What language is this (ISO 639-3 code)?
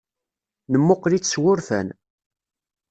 kab